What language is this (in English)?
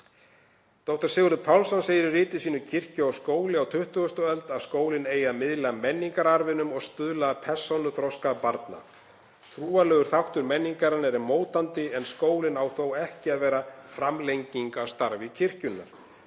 Icelandic